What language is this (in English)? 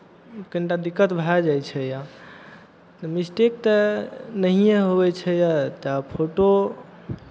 Maithili